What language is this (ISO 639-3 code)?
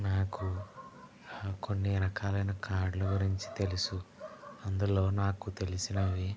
tel